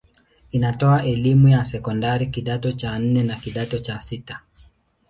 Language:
Swahili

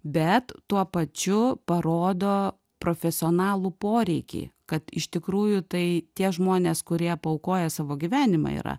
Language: Lithuanian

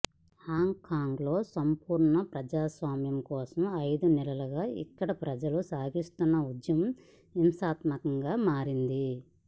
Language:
Telugu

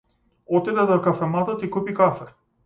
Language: Macedonian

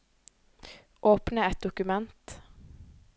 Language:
Norwegian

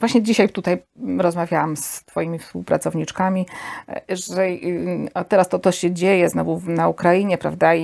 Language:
Polish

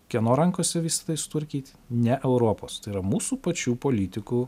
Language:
Lithuanian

